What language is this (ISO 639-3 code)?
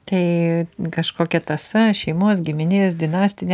lit